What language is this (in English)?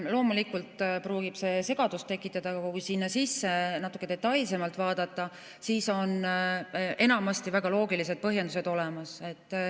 Estonian